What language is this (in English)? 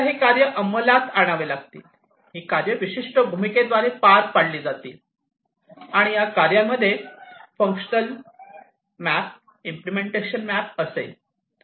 Marathi